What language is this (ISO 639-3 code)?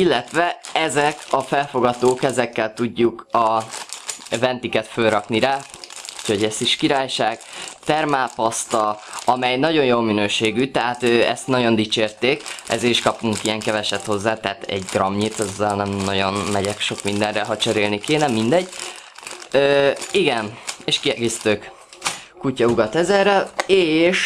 hun